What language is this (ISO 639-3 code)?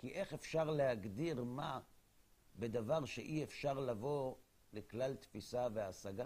heb